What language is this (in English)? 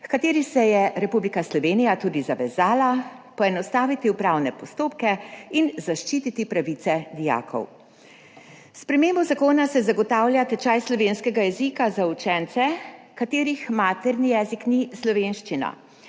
Slovenian